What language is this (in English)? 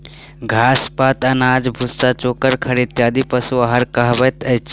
Maithili